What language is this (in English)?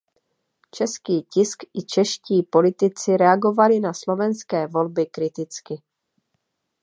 Czech